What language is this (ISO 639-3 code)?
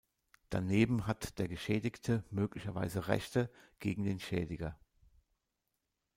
deu